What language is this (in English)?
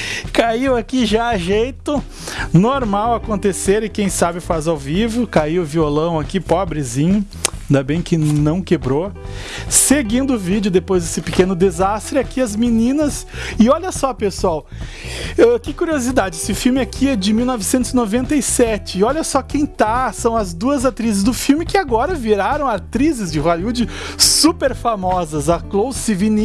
Portuguese